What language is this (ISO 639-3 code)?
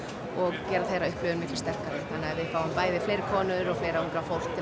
isl